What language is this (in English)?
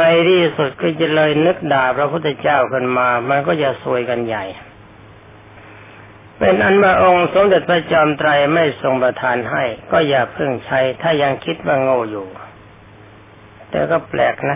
Thai